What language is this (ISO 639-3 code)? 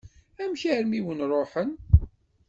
kab